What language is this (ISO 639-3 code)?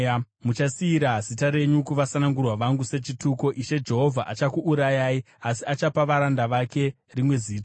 sna